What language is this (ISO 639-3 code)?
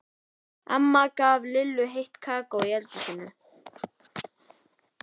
isl